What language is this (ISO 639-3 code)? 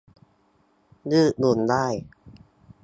tha